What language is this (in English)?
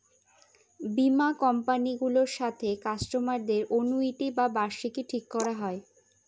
Bangla